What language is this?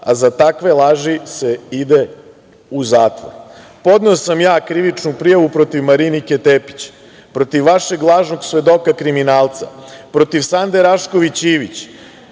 Serbian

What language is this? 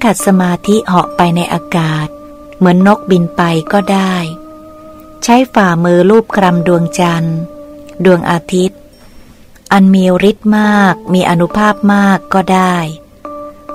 Thai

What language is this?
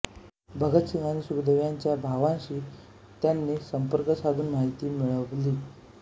Marathi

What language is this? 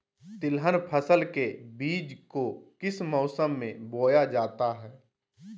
Magahi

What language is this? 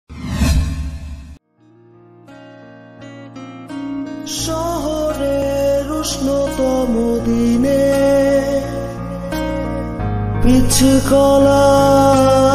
Romanian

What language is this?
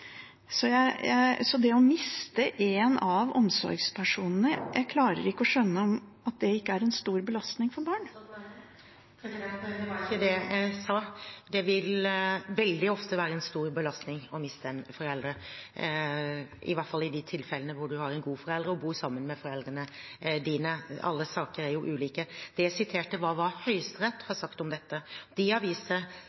Norwegian Bokmål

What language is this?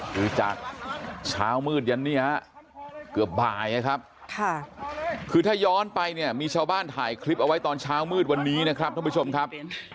Thai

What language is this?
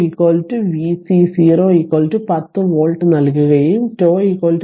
Malayalam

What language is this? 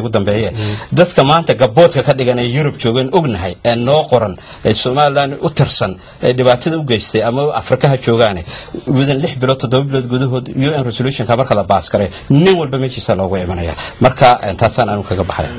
Arabic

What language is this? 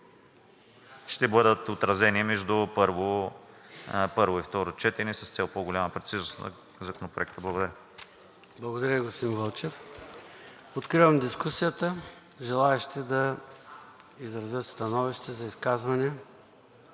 Bulgarian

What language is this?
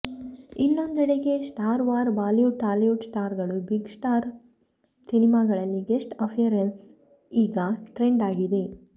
Kannada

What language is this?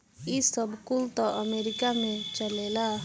Bhojpuri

